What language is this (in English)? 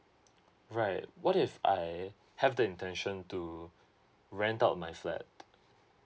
English